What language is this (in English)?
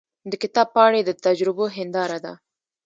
Pashto